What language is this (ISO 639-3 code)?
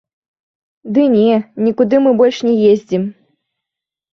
bel